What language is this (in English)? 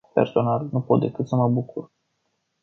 Romanian